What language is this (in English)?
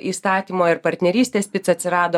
Lithuanian